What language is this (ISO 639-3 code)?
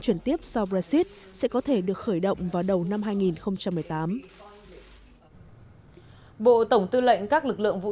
vie